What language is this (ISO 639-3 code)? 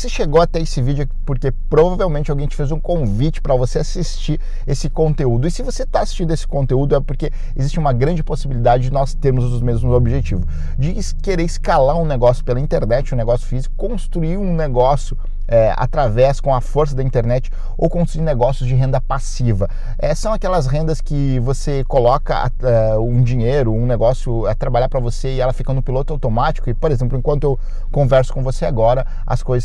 por